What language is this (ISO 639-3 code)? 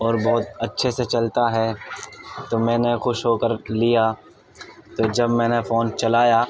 urd